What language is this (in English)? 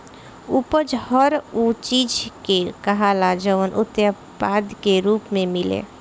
Bhojpuri